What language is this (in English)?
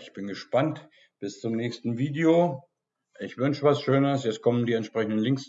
German